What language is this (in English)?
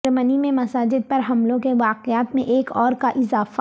Urdu